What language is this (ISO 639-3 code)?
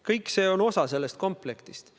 est